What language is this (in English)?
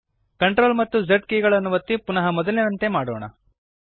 Kannada